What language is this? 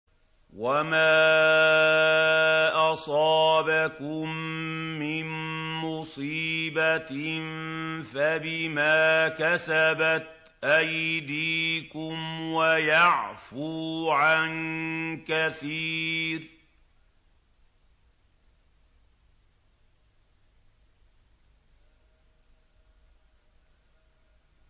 Arabic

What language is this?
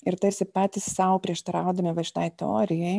Lithuanian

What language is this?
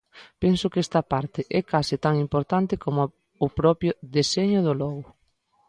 Galician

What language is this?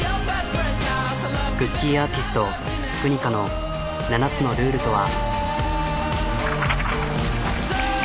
Japanese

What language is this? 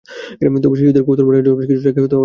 Bangla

